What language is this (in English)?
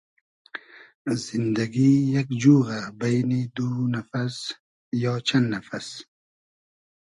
Hazaragi